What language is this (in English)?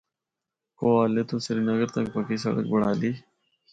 Northern Hindko